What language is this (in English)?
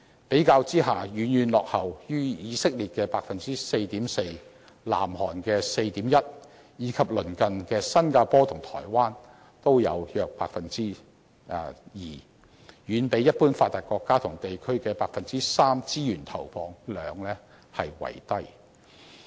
Cantonese